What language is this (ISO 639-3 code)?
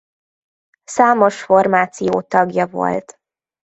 hun